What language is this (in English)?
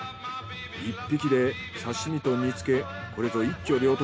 Japanese